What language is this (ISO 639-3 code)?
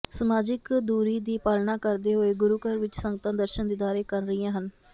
pan